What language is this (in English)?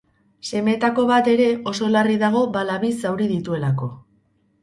Basque